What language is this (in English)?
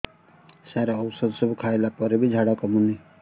Odia